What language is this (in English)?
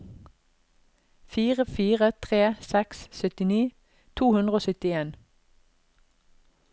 Norwegian